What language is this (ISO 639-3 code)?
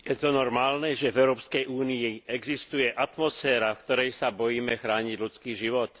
slk